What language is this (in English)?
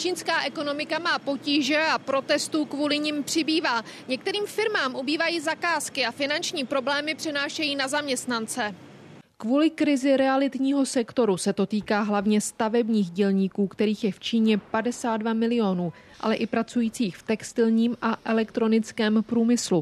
Czech